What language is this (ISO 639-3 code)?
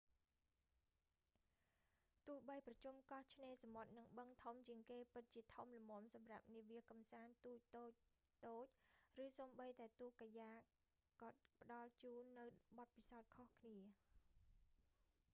khm